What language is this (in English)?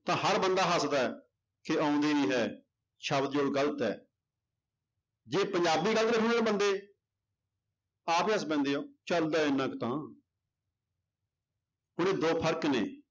Punjabi